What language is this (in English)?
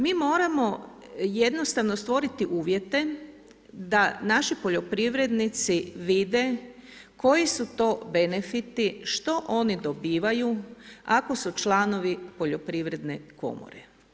Croatian